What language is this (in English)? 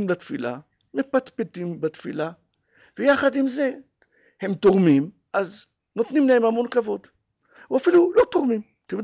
Hebrew